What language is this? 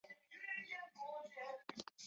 Chinese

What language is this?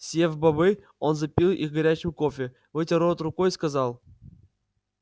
Russian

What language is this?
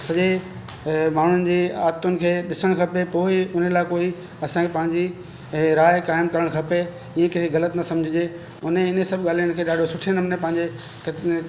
Sindhi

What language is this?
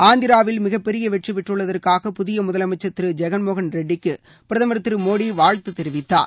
Tamil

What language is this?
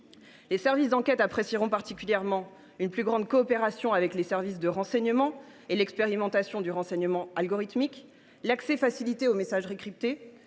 French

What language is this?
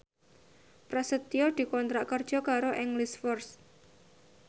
Javanese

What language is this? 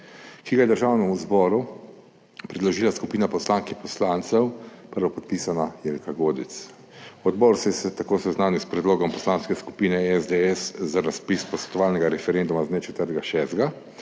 Slovenian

